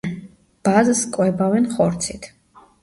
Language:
Georgian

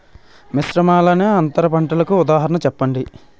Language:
Telugu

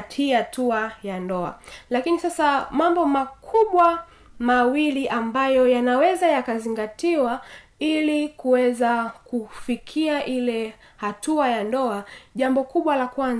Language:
Swahili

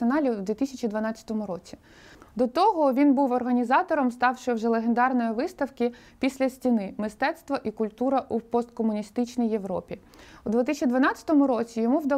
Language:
Ukrainian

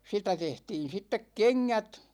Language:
Finnish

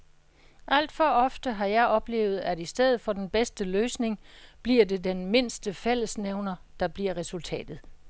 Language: Danish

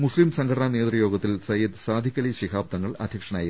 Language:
Malayalam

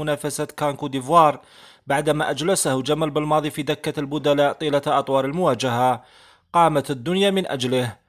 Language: Arabic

